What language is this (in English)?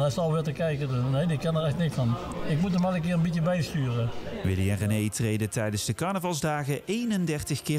Dutch